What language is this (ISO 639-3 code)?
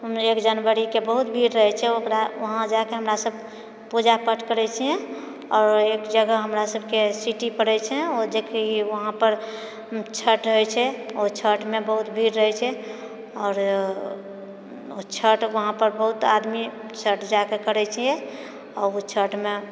mai